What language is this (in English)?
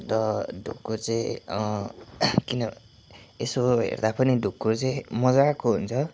Nepali